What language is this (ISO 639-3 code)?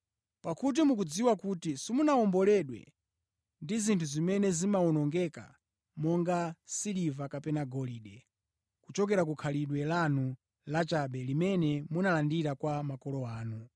nya